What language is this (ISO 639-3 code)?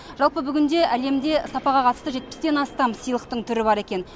kaz